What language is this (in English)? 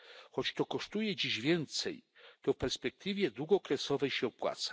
Polish